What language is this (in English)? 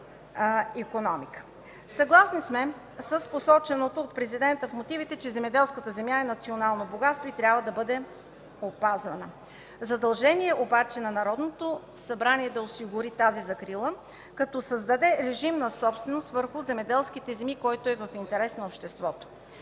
Bulgarian